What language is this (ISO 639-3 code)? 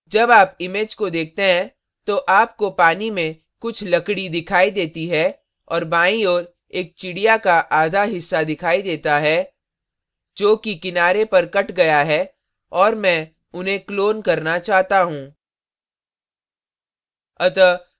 hin